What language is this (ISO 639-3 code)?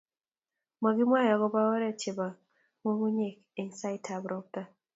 kln